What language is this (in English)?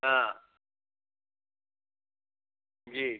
Hindi